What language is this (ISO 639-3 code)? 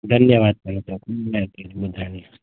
snd